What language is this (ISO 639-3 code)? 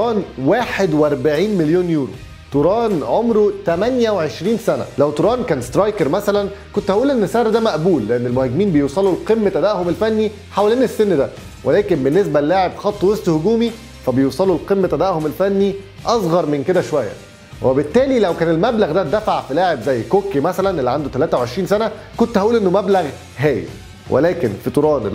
ara